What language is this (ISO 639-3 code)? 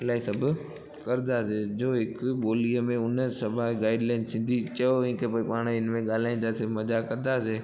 snd